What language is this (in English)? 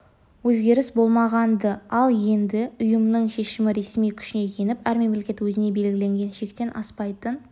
Kazakh